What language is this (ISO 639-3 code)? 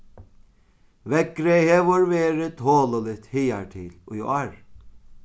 fao